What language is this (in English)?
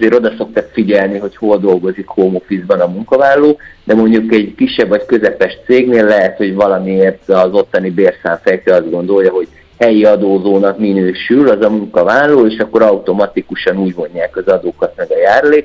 Hungarian